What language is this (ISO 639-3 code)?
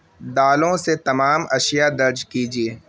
urd